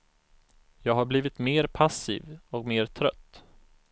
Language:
Swedish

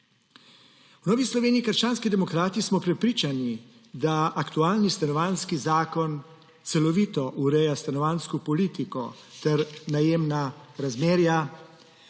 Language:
Slovenian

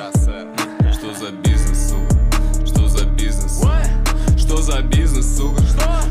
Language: Russian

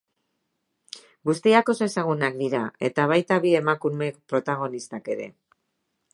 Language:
Basque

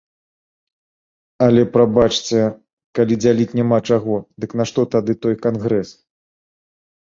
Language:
Belarusian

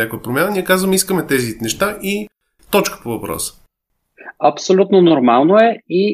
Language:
Bulgarian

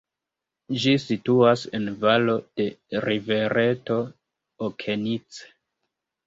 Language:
Esperanto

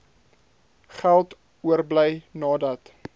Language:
Afrikaans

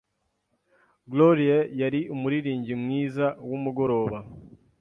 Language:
Kinyarwanda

